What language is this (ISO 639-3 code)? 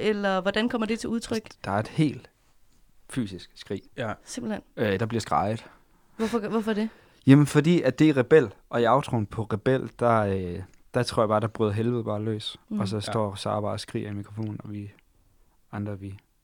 dan